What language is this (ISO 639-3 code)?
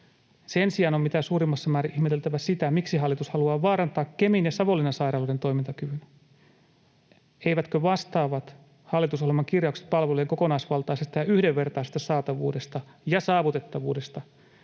fin